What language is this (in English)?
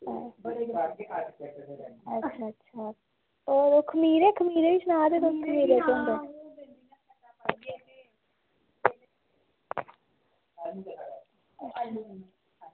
Dogri